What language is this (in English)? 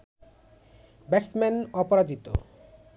Bangla